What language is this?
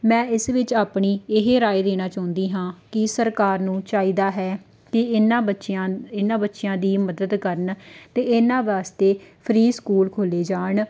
Punjabi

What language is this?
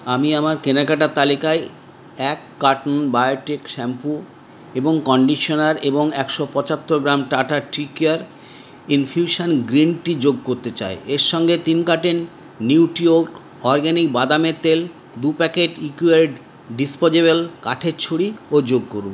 Bangla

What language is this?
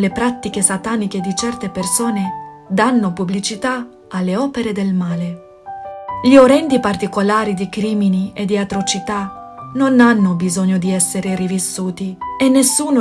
Italian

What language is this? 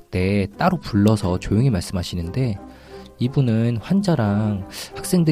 Korean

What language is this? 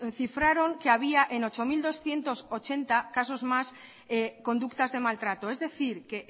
Spanish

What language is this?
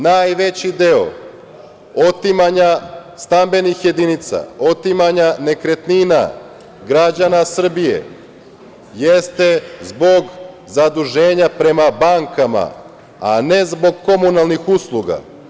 Serbian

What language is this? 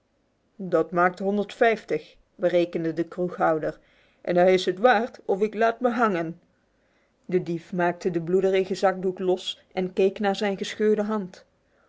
Dutch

